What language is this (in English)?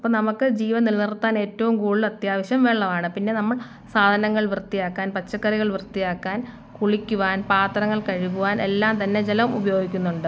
Malayalam